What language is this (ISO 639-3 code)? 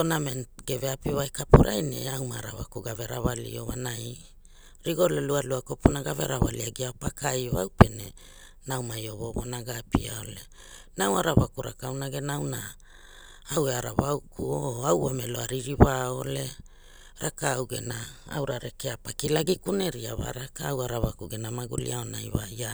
hul